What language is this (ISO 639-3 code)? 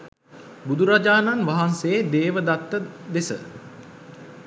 sin